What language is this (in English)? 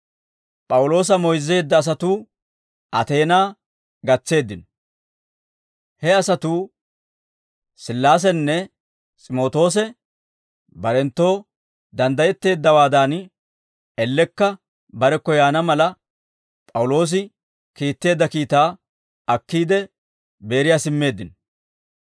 Dawro